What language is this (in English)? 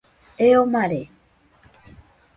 Nüpode Huitoto